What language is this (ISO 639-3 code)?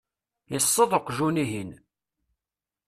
kab